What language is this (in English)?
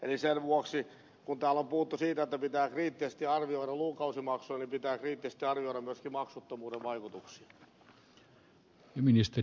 Finnish